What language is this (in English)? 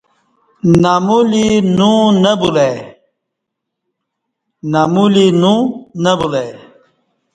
Kati